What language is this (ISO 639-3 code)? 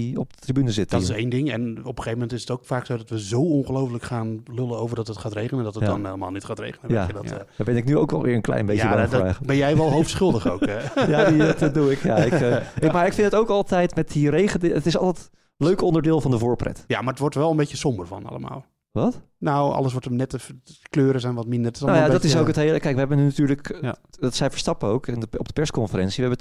nld